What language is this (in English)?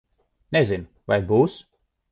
Latvian